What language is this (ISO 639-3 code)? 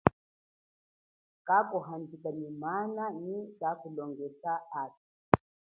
cjk